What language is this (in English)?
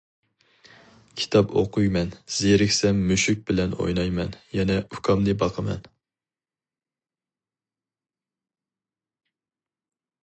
Uyghur